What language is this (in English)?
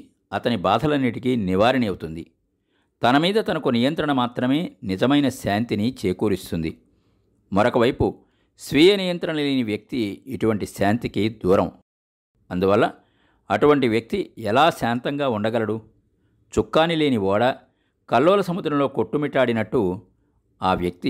Telugu